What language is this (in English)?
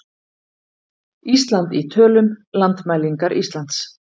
Icelandic